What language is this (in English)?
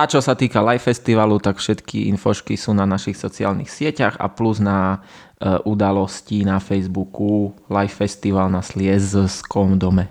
Slovak